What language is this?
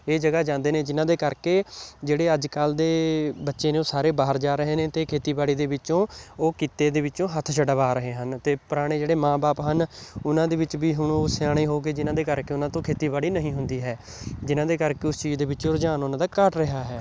Punjabi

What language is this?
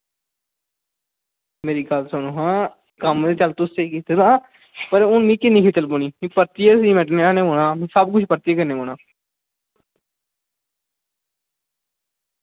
Dogri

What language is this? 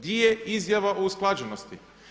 Croatian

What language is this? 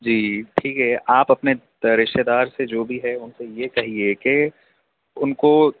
Urdu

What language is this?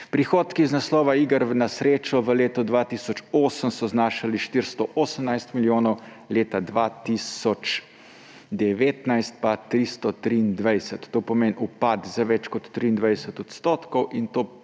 Slovenian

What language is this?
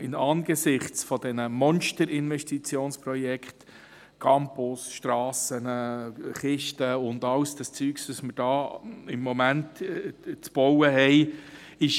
Swiss German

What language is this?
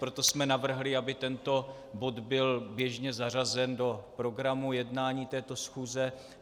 Czech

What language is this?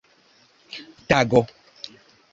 Esperanto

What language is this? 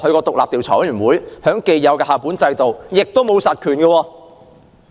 Cantonese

